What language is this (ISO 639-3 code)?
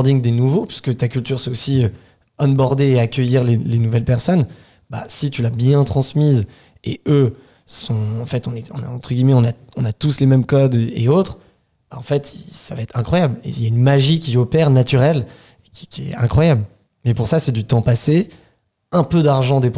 fra